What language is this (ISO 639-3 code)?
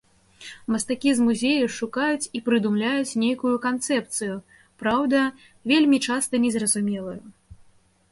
bel